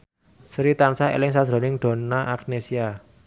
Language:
Javanese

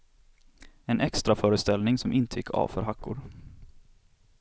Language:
Swedish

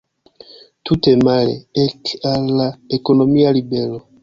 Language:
Esperanto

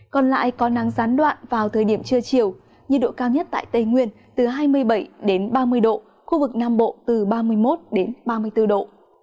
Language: Vietnamese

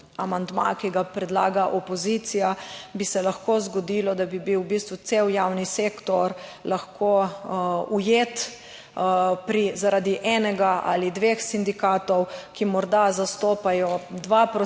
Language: Slovenian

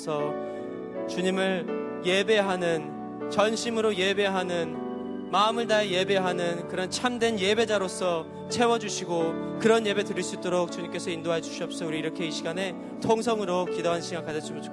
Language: Korean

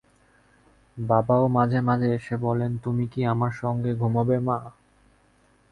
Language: Bangla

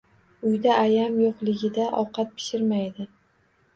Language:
Uzbek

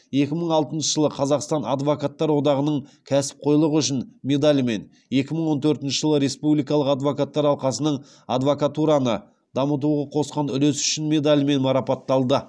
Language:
Kazakh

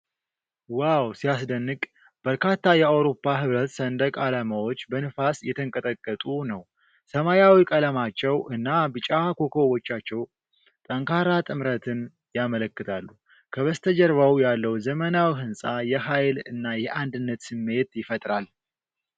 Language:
Amharic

